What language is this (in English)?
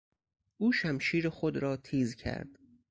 Persian